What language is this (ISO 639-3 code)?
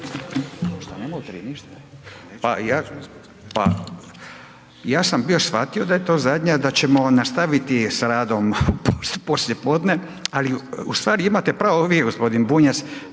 hrv